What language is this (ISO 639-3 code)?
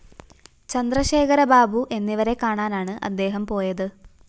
mal